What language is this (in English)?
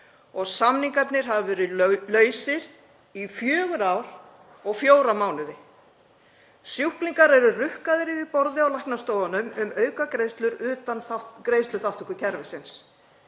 Icelandic